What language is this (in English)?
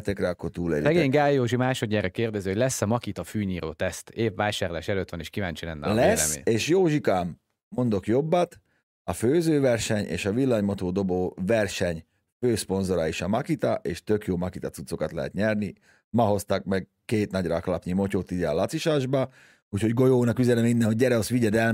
Hungarian